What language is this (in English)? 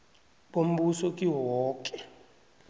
South Ndebele